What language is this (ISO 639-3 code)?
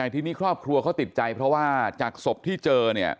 tha